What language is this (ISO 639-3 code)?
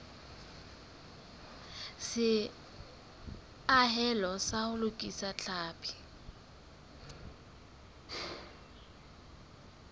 sot